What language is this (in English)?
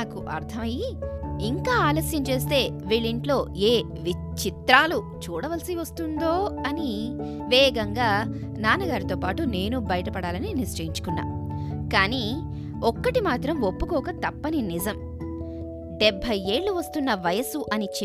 Telugu